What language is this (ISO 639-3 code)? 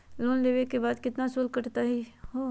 mag